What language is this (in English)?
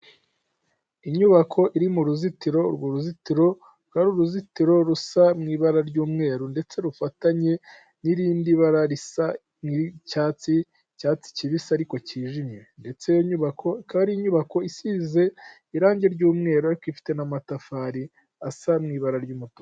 Kinyarwanda